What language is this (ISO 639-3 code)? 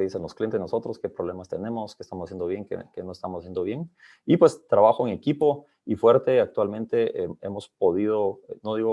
spa